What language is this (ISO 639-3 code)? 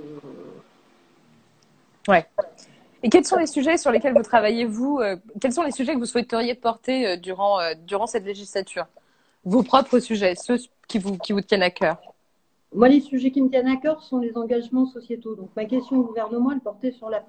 fra